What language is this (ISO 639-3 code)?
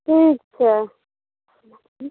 mai